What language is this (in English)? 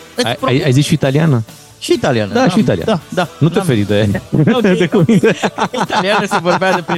Romanian